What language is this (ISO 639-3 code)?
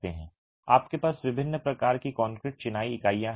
hin